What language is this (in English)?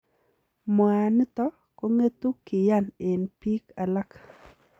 Kalenjin